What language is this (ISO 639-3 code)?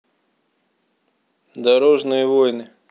rus